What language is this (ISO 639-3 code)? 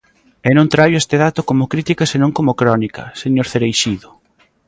glg